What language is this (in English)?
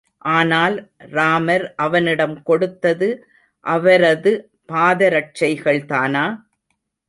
Tamil